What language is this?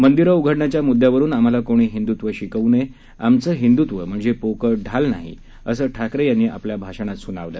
Marathi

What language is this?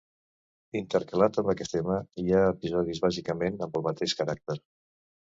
Catalan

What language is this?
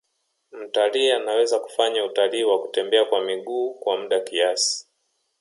Swahili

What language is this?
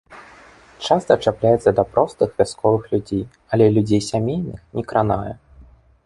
Belarusian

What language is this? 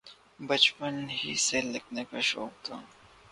Urdu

